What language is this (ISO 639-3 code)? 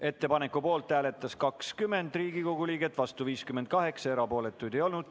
est